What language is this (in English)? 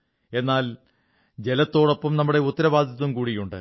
Malayalam